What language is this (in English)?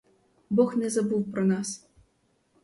Ukrainian